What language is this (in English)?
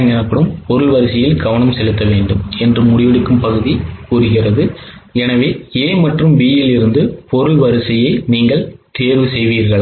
Tamil